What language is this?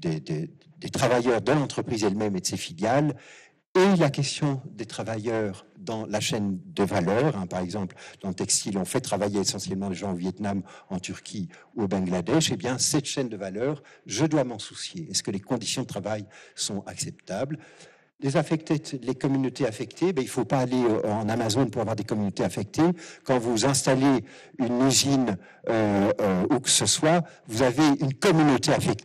French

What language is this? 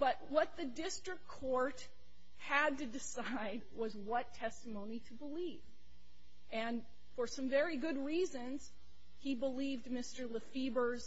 English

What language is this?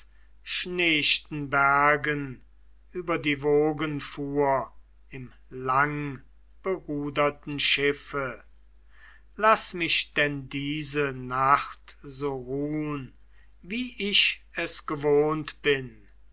German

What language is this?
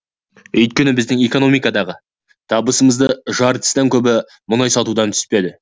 Kazakh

